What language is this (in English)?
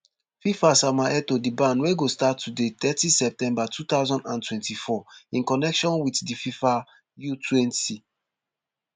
Nigerian Pidgin